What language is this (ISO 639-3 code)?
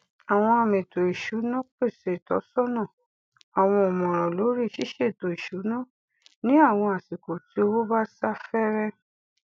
yor